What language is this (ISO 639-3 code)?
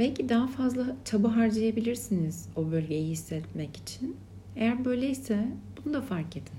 tur